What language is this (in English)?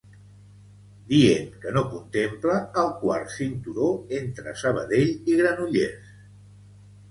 Catalan